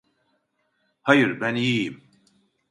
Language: Turkish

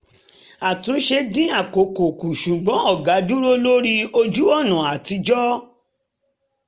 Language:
Yoruba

